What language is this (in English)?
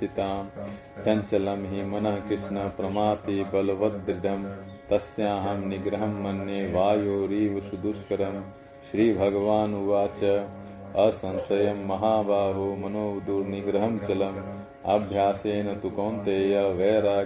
Hindi